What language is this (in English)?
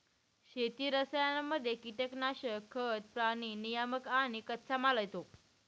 Marathi